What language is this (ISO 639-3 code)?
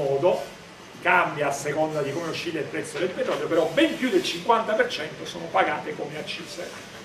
ita